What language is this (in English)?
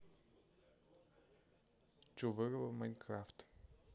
Russian